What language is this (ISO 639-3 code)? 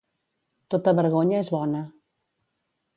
cat